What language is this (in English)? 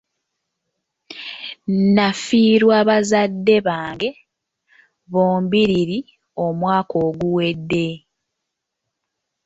Ganda